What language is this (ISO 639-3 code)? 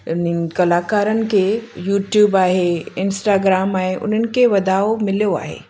snd